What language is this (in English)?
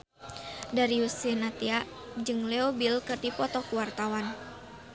Sundanese